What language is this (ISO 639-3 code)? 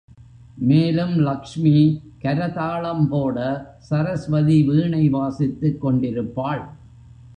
tam